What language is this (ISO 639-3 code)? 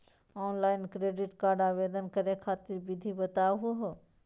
mag